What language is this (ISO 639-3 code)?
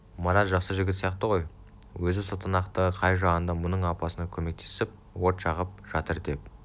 kaz